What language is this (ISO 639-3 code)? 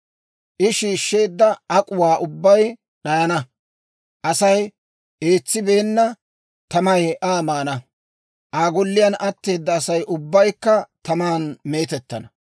dwr